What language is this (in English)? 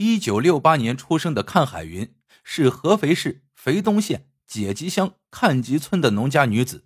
Chinese